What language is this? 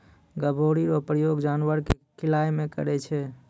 Maithili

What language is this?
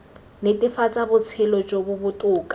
Tswana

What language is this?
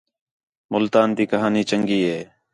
Khetrani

